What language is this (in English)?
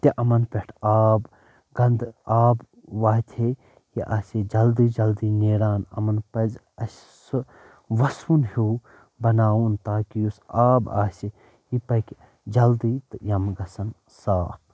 Kashmiri